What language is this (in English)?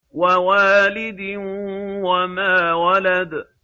Arabic